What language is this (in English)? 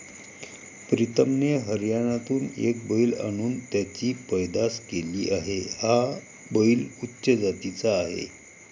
Marathi